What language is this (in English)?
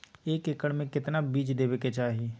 Magahi